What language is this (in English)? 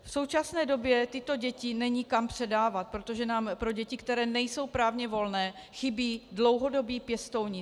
Czech